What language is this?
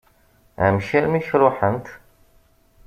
Kabyle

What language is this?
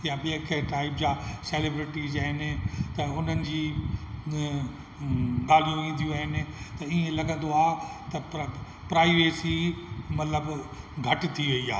Sindhi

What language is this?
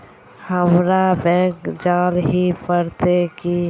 Magahi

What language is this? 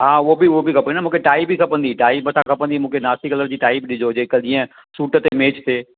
Sindhi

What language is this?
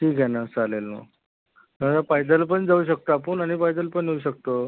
Marathi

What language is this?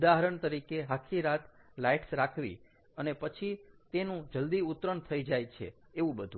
Gujarati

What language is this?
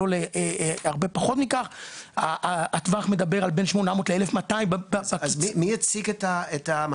Hebrew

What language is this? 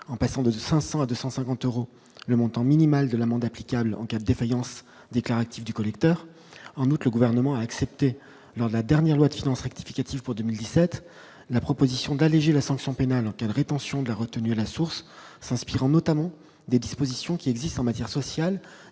French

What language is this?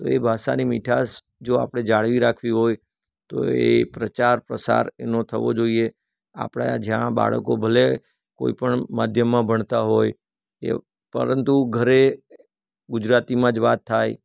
Gujarati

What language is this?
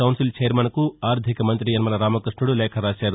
Telugu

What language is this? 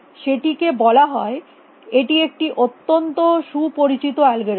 Bangla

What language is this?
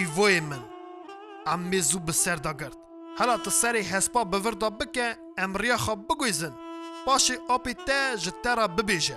Turkish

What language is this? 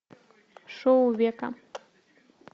Russian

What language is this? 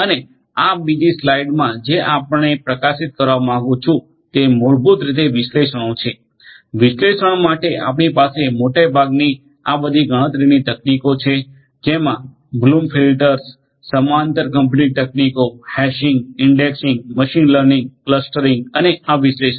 Gujarati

